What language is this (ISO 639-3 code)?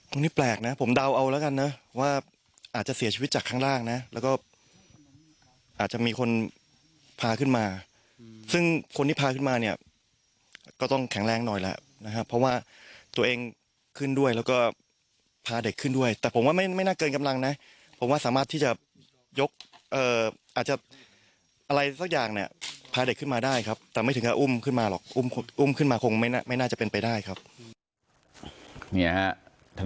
tha